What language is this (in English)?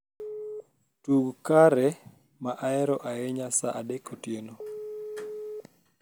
Luo (Kenya and Tanzania)